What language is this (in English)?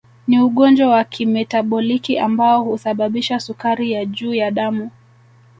Swahili